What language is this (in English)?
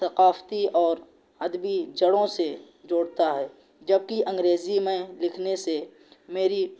Urdu